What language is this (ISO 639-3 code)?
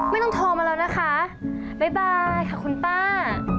tha